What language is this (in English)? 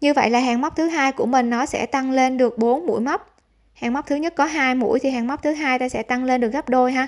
Vietnamese